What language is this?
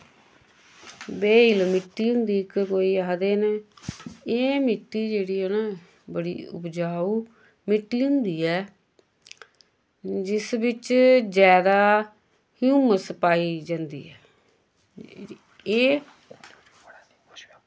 Dogri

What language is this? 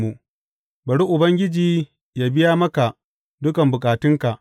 Hausa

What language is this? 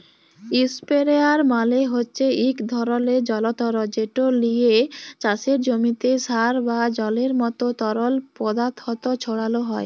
Bangla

